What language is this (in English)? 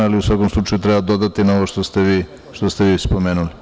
Serbian